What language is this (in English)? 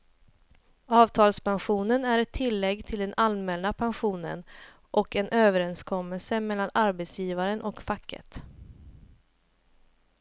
Swedish